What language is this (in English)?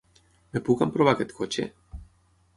Catalan